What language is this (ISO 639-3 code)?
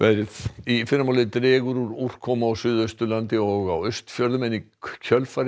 isl